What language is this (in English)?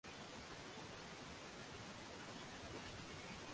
Swahili